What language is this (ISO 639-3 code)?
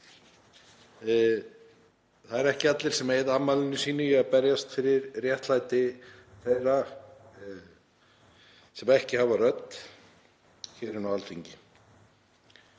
isl